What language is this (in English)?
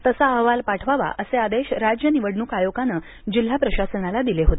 Marathi